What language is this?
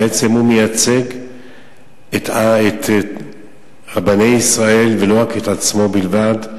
Hebrew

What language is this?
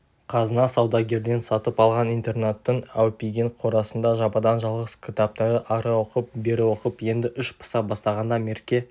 Kazakh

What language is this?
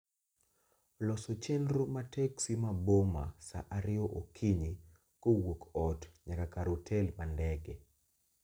Luo (Kenya and Tanzania)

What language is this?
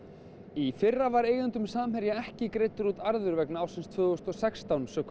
Icelandic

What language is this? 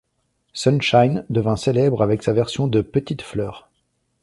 French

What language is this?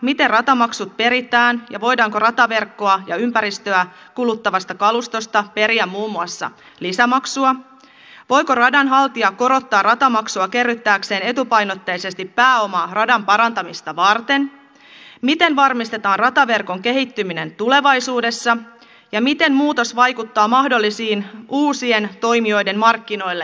Finnish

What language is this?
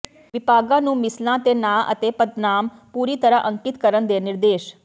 Punjabi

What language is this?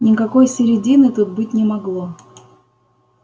Russian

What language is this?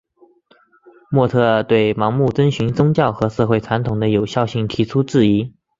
Chinese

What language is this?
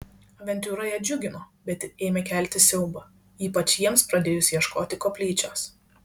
Lithuanian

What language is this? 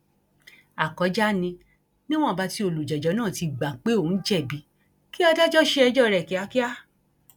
Yoruba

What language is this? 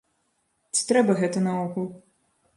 Belarusian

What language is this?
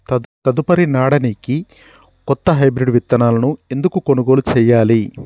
Telugu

